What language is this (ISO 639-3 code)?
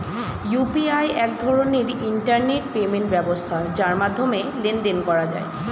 ben